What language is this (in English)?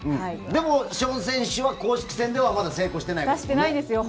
Japanese